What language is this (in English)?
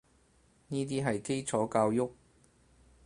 Cantonese